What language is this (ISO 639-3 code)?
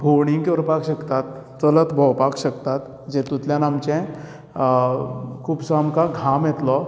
kok